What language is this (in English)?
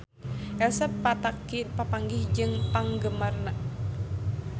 Sundanese